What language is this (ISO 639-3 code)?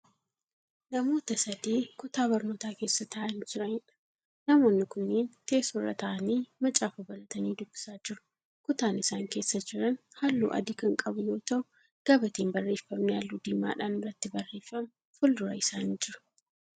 orm